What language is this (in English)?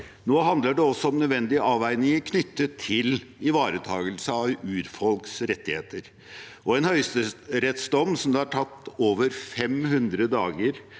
Norwegian